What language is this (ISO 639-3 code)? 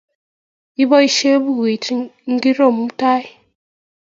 kln